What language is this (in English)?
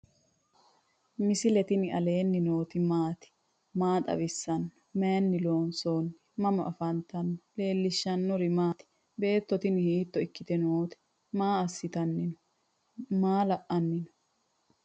Sidamo